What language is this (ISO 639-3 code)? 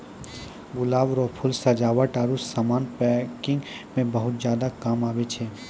mai